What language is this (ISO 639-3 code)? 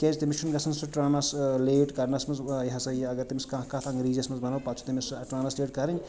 kas